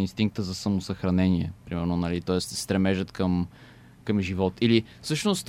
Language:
Bulgarian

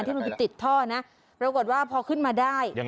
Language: Thai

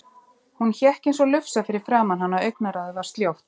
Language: Icelandic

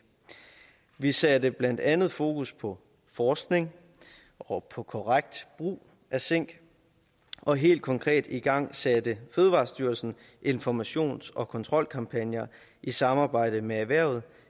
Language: Danish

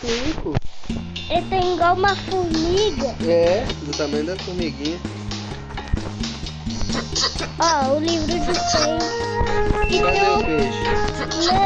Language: Portuguese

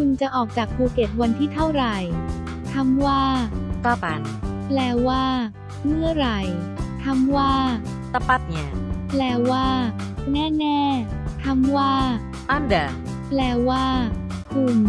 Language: Thai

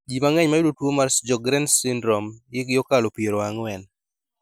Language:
Luo (Kenya and Tanzania)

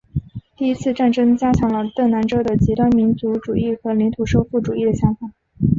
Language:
Chinese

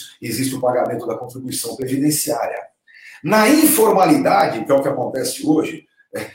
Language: Portuguese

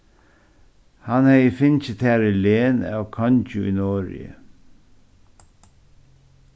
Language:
Faroese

